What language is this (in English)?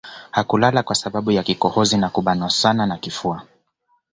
Swahili